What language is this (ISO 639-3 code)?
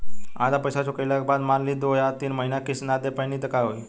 bho